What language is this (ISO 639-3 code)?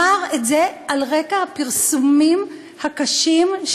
heb